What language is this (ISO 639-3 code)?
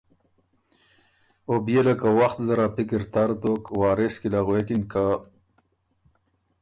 oru